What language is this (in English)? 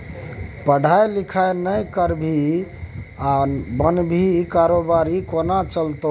Maithili